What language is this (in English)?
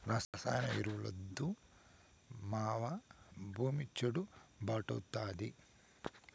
Telugu